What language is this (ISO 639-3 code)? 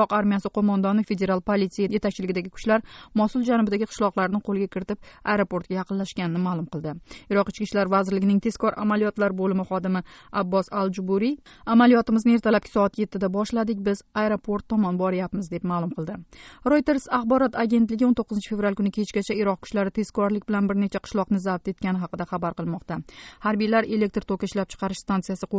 tur